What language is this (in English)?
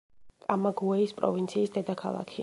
Georgian